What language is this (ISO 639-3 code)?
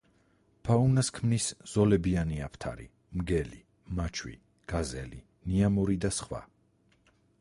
kat